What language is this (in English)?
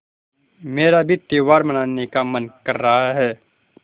Hindi